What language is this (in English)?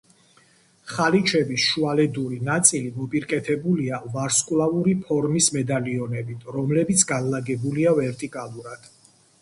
Georgian